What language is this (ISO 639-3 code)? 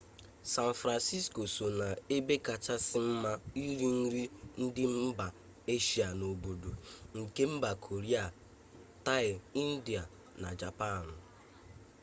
ibo